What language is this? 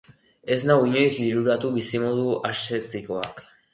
Basque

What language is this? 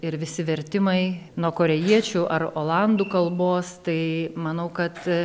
Lithuanian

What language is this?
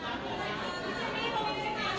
Thai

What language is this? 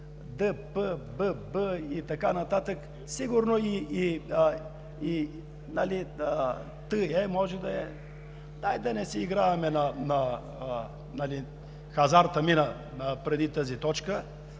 Bulgarian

